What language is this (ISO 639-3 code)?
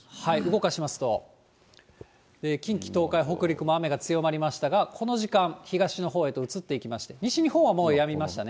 jpn